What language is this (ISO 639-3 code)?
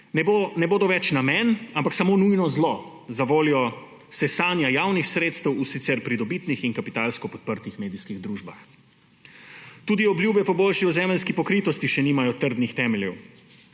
slv